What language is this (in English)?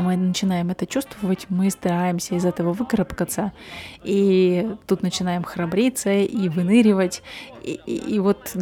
Russian